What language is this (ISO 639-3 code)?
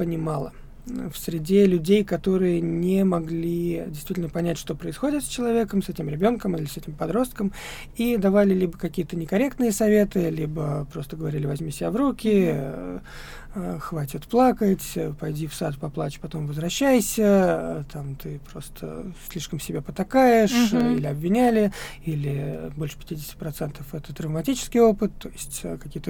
rus